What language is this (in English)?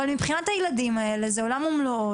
Hebrew